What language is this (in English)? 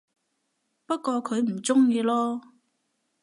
Cantonese